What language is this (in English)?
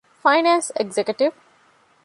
Divehi